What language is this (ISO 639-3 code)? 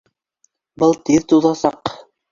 bak